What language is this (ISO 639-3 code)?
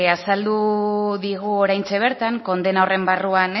eus